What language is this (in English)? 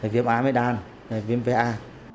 Vietnamese